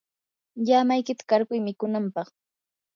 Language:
Yanahuanca Pasco Quechua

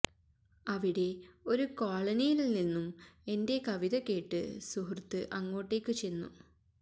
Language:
Malayalam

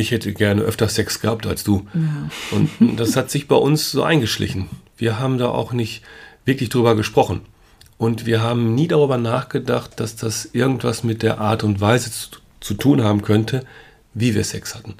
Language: German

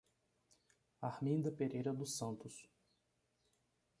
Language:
Portuguese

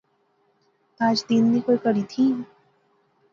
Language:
Pahari-Potwari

